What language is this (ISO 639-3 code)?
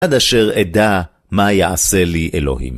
heb